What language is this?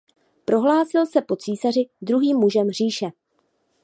Czech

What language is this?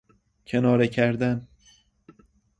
Persian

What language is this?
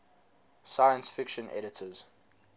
English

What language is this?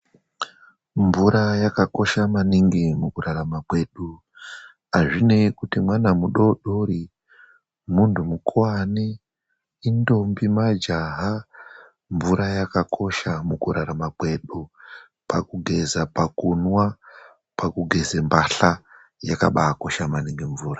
Ndau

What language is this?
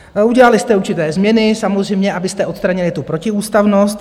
Czech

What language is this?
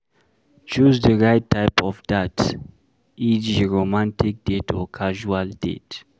Nigerian Pidgin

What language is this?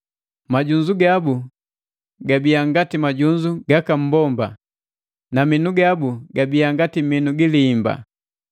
Matengo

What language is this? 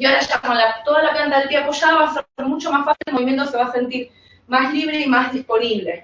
Spanish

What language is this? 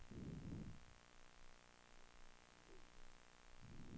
Swedish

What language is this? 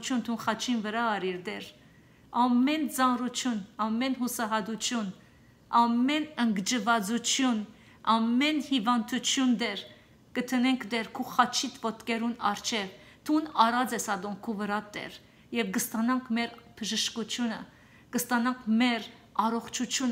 Turkish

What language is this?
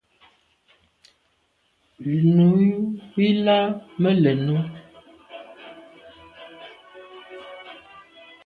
Medumba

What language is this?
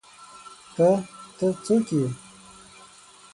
Pashto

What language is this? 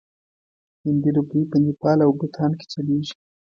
Pashto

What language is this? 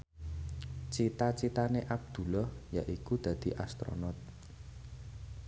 Javanese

